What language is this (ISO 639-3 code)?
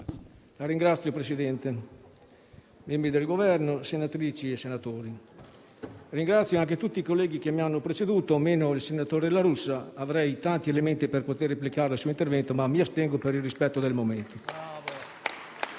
ita